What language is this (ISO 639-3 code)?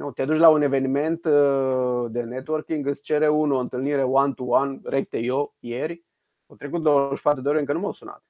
ron